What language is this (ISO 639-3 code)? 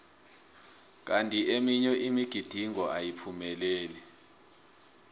nbl